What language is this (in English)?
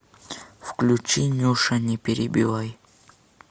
Russian